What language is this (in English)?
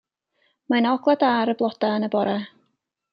Welsh